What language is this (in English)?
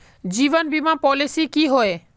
Magahi